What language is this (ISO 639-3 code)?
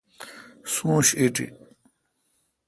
xka